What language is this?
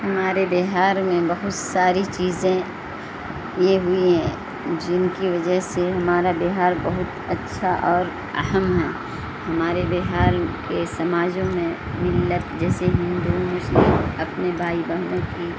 Urdu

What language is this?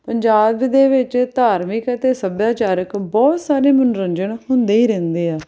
Punjabi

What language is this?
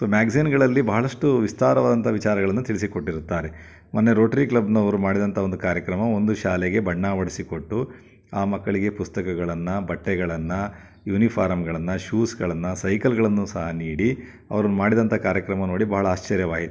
Kannada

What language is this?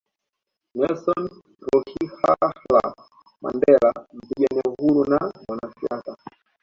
Swahili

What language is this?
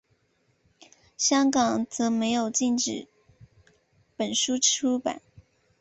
Chinese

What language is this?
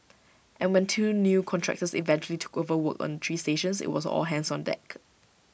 English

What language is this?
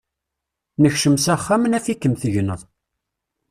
Kabyle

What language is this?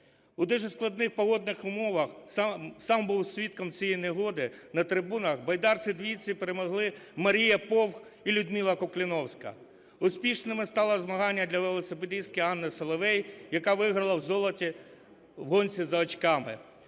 Ukrainian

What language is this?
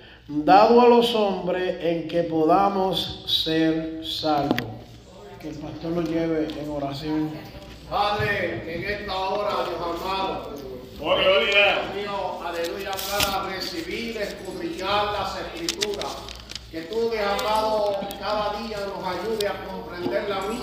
Spanish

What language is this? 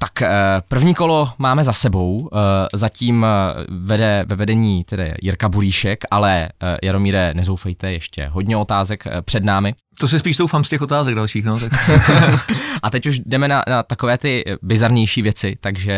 Czech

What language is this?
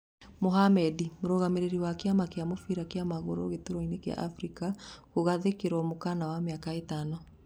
Kikuyu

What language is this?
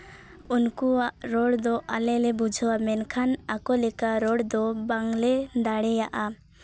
Santali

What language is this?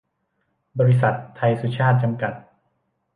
Thai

